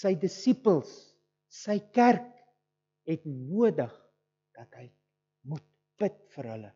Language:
Dutch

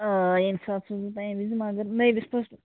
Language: Kashmiri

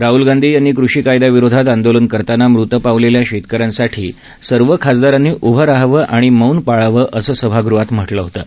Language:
Marathi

